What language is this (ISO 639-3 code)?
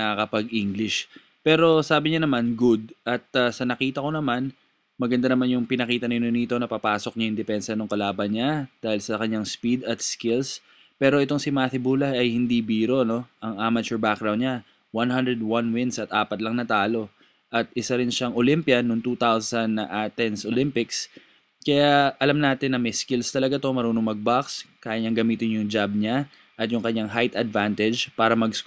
fil